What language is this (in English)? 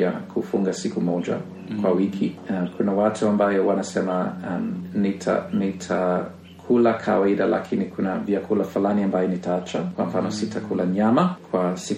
Swahili